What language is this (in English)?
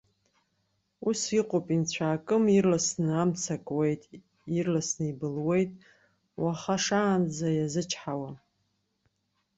Abkhazian